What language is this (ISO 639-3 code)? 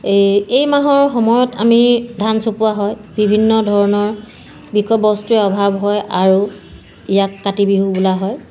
asm